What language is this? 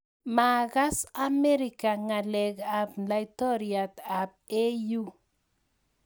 Kalenjin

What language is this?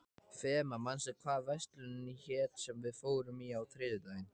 Icelandic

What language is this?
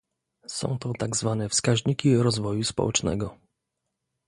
Polish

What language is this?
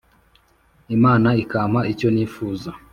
Kinyarwanda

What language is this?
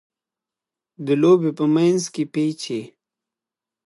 Pashto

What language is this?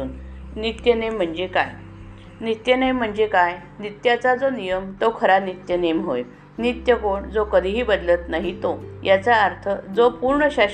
Marathi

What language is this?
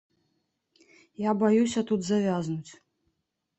Belarusian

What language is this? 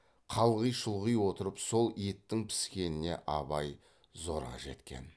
Kazakh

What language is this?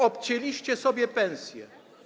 Polish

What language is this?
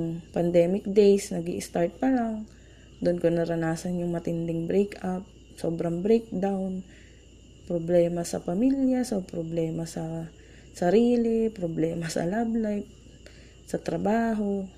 Filipino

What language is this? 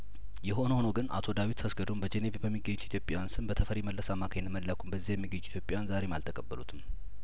Amharic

